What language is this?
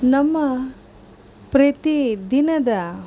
Kannada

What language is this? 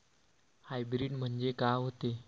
Marathi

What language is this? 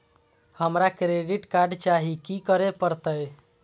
Maithili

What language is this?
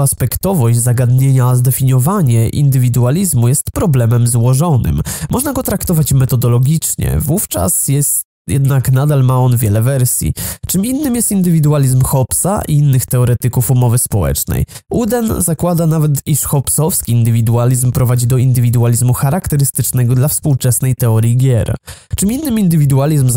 Polish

